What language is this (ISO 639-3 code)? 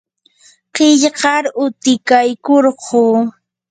qur